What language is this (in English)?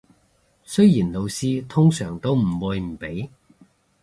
Cantonese